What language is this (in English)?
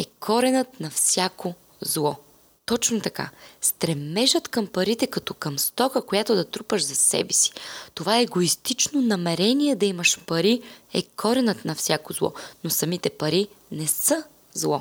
Bulgarian